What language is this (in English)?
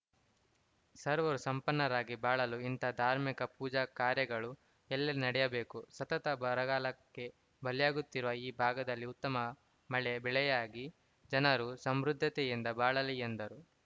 Kannada